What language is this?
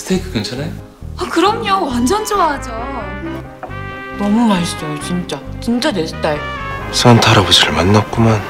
Korean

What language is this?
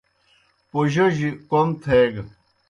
Kohistani Shina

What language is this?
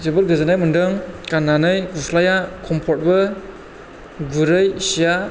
Bodo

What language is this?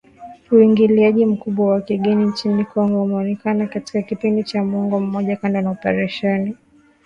Swahili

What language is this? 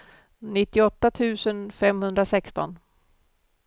Swedish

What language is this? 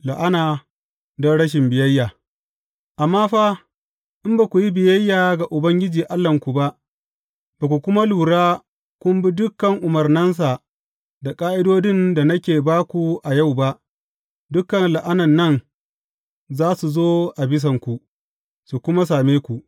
Hausa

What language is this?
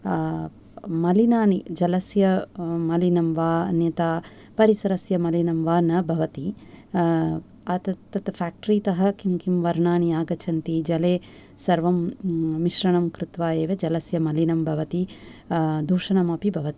Sanskrit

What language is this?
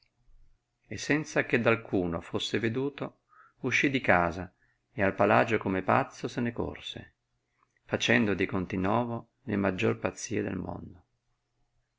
Italian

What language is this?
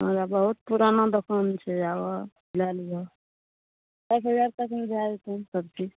Maithili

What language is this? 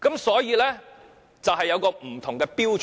Cantonese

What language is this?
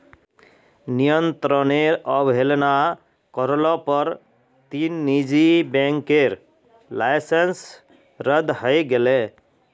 Magahi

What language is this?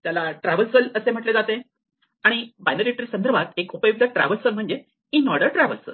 Marathi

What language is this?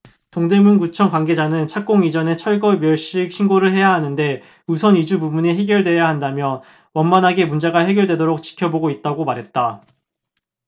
Korean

